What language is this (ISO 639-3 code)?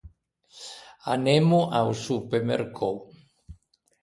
lij